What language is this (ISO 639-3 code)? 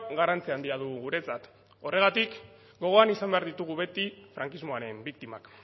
eus